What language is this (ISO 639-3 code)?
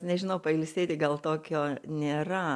lit